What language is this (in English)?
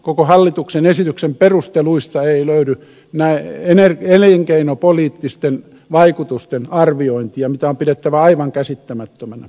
Finnish